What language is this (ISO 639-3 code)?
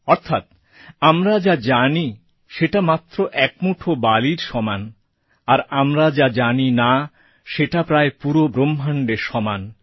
ben